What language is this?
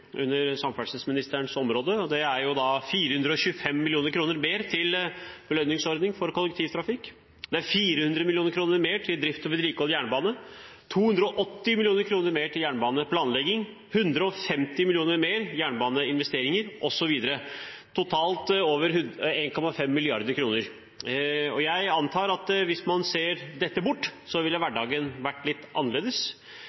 Norwegian Bokmål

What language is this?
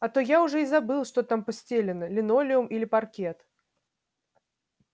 Russian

